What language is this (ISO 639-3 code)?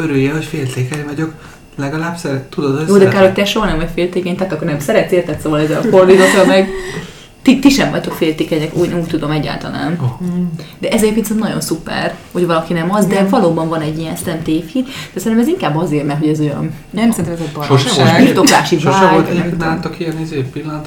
hun